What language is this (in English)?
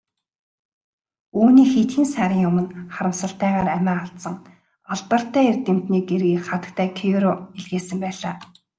Mongolian